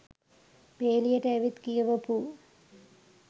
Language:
Sinhala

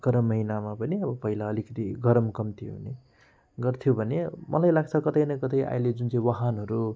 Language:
Nepali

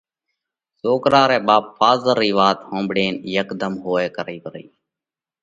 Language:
Parkari Koli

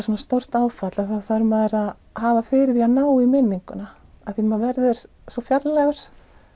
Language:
Icelandic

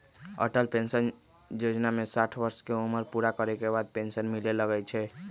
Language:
Magahi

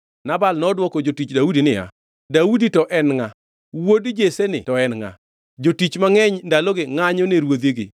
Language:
Luo (Kenya and Tanzania)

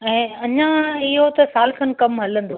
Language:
Sindhi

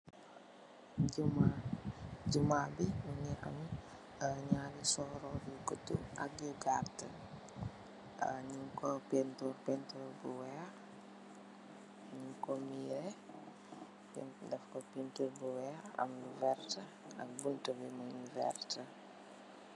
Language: Wolof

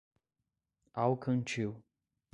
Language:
Portuguese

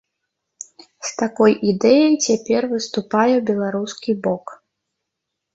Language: Belarusian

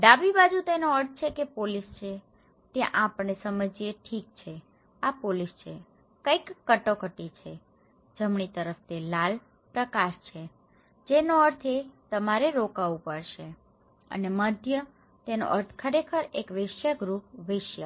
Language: Gujarati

